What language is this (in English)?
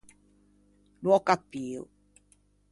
Ligurian